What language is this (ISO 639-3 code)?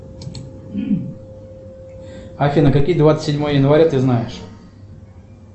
rus